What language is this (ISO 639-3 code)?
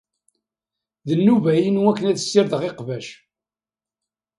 kab